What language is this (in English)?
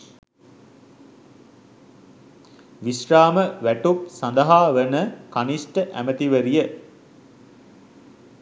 Sinhala